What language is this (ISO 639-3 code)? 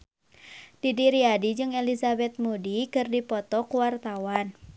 sun